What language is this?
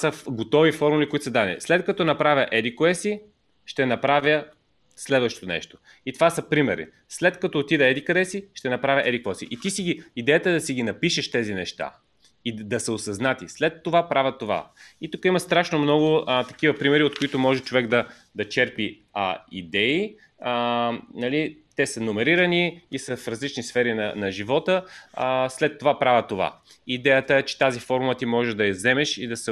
Bulgarian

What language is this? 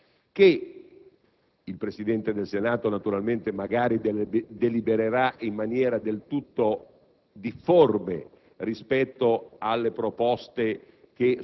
Italian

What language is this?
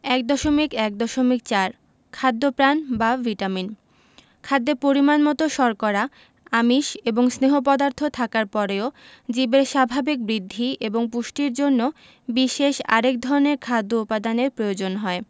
Bangla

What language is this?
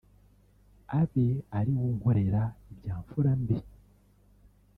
Kinyarwanda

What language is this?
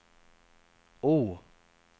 Swedish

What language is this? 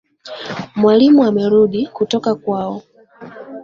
Swahili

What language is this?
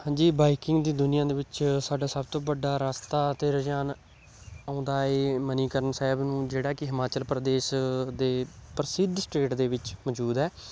Punjabi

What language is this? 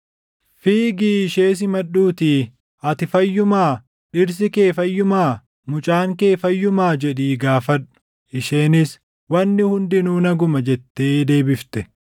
Oromo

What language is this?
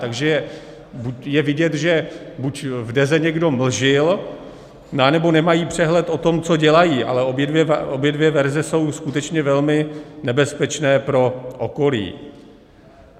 Czech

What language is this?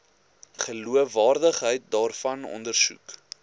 Afrikaans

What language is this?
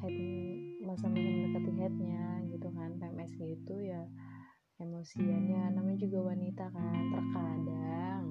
Indonesian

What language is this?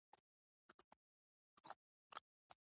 Pashto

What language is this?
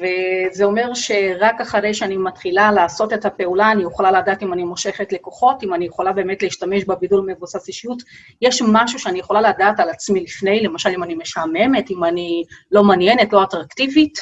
Hebrew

